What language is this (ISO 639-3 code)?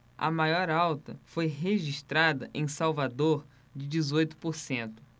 por